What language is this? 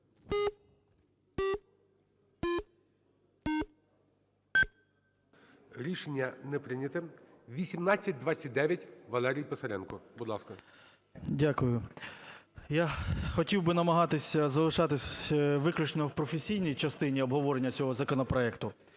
Ukrainian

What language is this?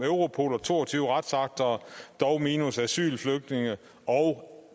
Danish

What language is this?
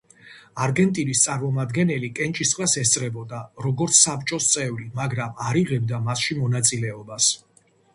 Georgian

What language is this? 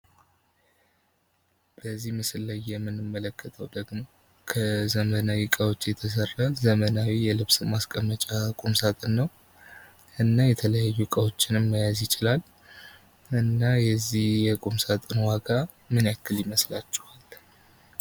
Amharic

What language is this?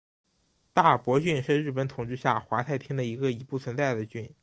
Chinese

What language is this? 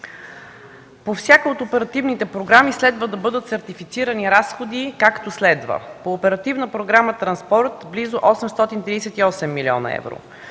Bulgarian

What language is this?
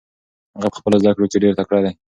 Pashto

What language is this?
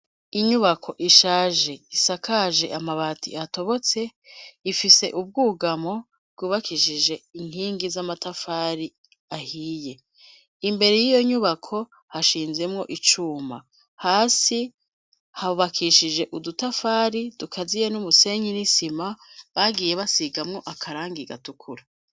Rundi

